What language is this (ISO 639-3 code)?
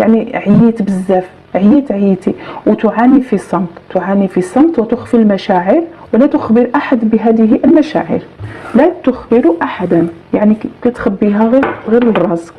ara